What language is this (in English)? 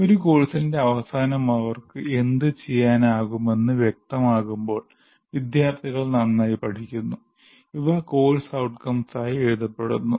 Malayalam